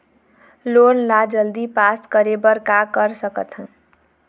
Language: Chhattisgarhi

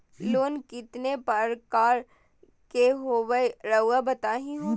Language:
Magahi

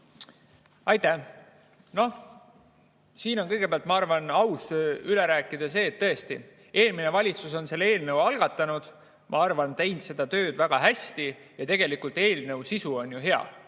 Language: Estonian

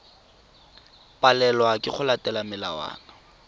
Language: Tswana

